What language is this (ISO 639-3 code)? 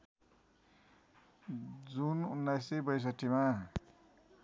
nep